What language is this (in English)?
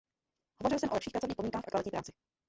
Czech